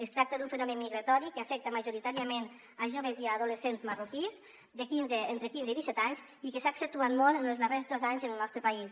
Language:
Catalan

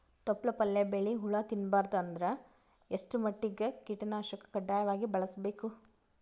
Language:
Kannada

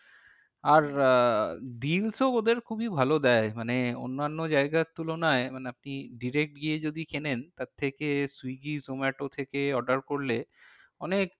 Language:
Bangla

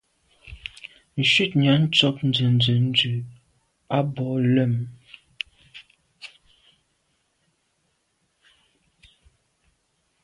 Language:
Medumba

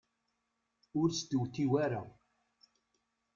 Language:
Kabyle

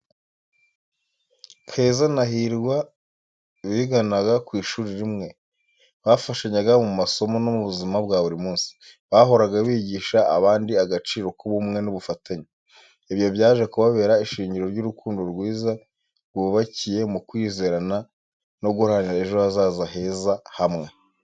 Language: Kinyarwanda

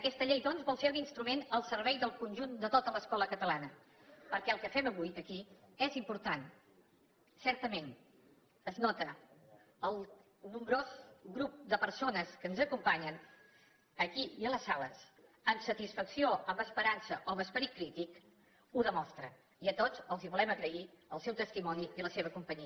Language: Catalan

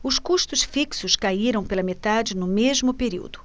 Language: Portuguese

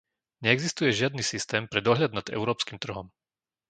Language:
Slovak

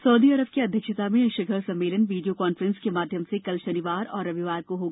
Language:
Hindi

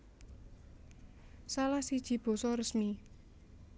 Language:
Javanese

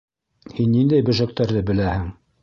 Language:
Bashkir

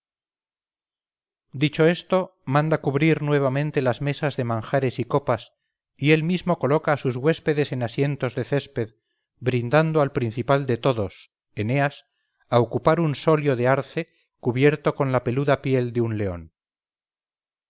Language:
Spanish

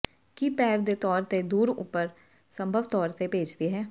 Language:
Punjabi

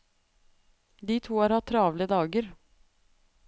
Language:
Norwegian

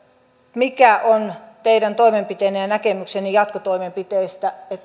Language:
Finnish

